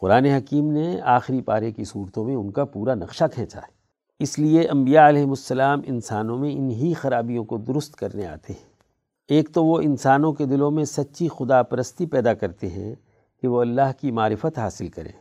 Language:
Urdu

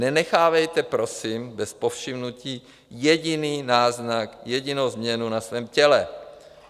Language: Czech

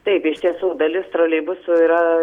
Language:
Lithuanian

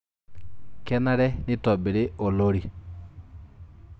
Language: Masai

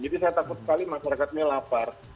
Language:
Indonesian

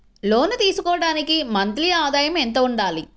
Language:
Telugu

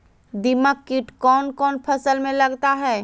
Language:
Magahi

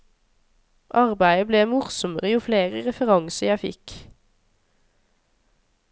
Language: Norwegian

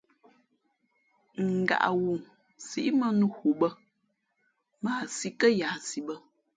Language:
Fe'fe'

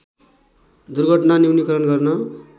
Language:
Nepali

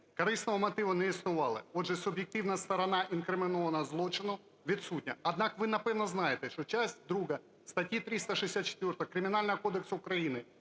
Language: Ukrainian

